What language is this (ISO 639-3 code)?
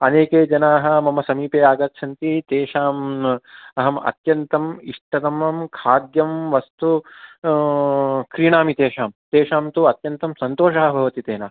san